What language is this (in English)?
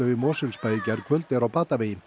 Icelandic